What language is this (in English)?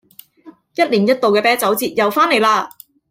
Cantonese